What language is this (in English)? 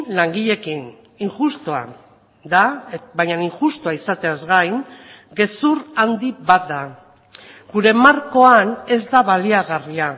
Basque